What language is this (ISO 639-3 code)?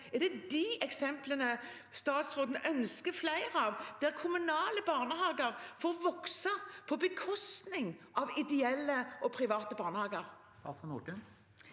nor